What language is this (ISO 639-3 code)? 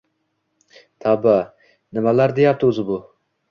uzb